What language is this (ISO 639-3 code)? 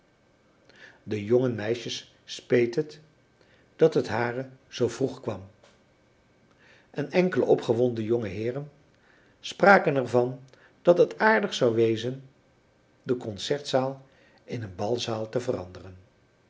nld